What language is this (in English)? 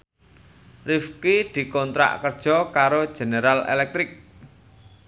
Javanese